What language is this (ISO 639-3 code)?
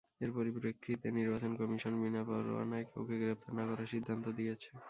ben